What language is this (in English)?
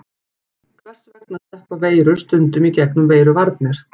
Icelandic